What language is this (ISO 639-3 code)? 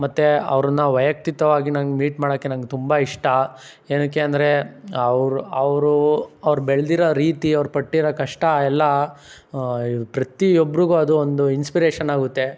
kan